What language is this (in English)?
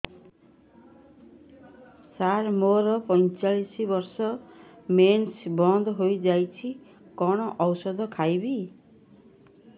Odia